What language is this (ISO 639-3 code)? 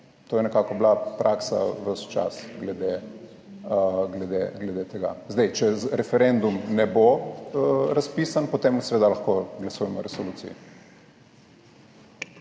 slv